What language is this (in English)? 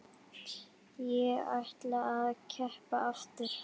Icelandic